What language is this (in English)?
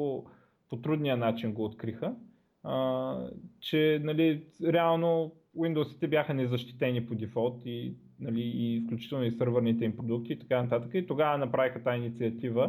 Bulgarian